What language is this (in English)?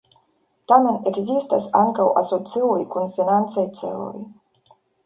Esperanto